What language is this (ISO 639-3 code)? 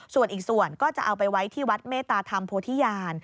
tha